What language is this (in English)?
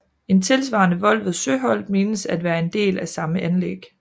Danish